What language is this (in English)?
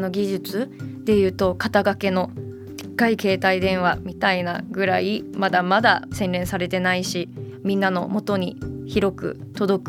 Japanese